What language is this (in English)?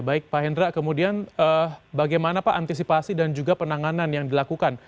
Indonesian